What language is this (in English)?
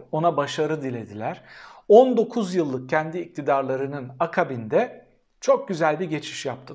Turkish